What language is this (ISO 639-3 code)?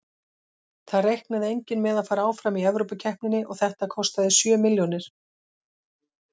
isl